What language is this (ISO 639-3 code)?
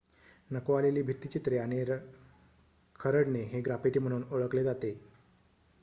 mar